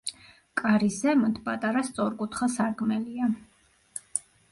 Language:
Georgian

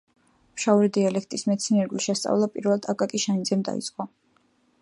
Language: Georgian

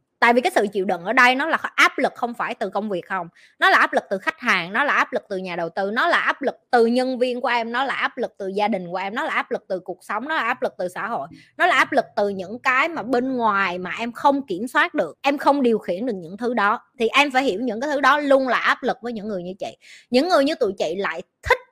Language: Vietnamese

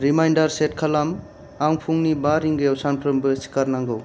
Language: Bodo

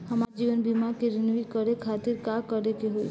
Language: Bhojpuri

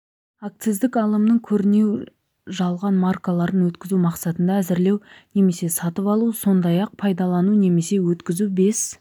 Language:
Kazakh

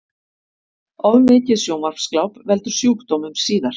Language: Icelandic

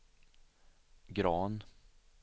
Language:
Swedish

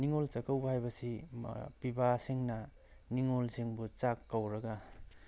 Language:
Manipuri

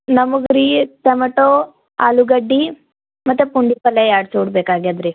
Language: Kannada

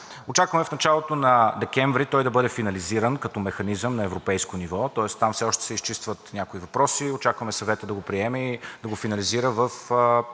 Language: Bulgarian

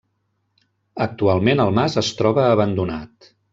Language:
Catalan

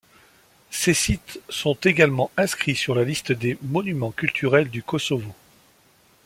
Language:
French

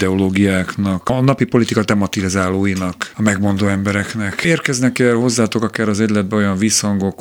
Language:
Hungarian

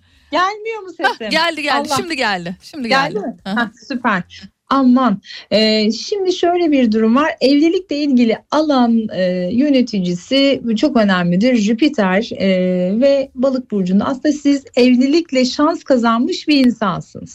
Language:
Turkish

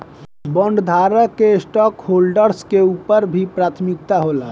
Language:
Bhojpuri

